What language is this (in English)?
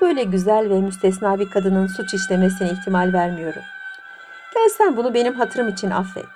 Turkish